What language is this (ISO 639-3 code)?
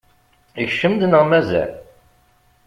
kab